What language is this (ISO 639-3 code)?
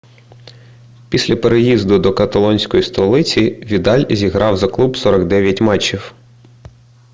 ukr